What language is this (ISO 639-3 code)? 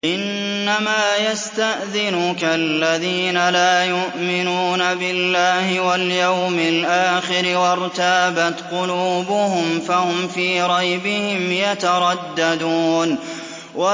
ara